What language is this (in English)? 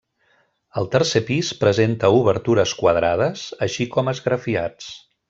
Catalan